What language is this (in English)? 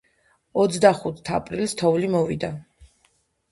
Georgian